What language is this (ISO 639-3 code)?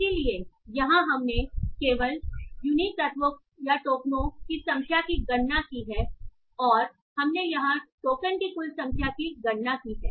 hin